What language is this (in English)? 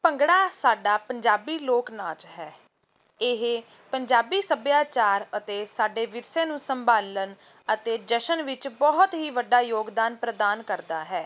Punjabi